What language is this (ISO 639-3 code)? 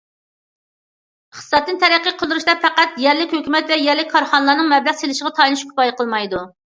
uig